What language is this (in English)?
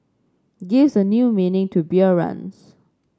English